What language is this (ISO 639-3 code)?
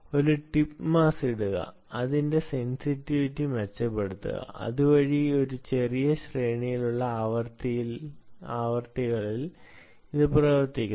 mal